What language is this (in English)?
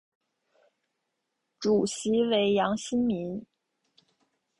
Chinese